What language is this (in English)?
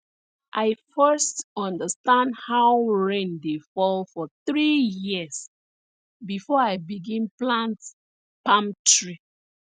Nigerian Pidgin